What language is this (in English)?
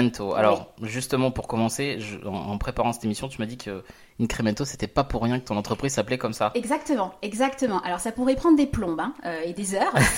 French